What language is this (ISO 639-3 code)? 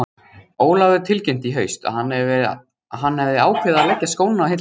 isl